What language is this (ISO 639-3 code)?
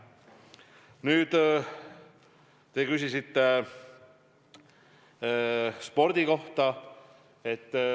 est